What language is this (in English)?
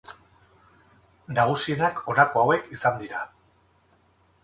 Basque